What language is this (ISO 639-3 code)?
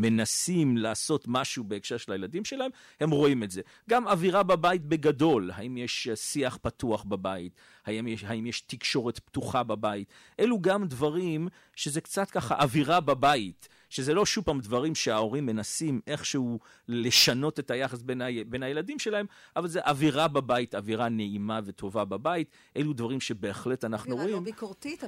heb